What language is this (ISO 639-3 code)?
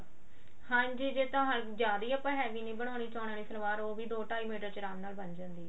pan